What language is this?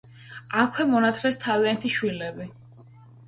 Georgian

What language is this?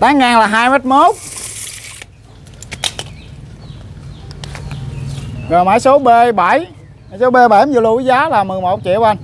Vietnamese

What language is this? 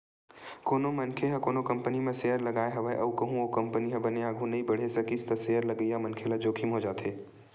Chhattisgarhi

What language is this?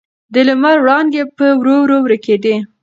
Pashto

